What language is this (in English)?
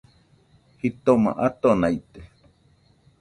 Nüpode Huitoto